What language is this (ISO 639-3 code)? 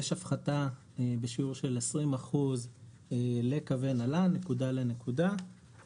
heb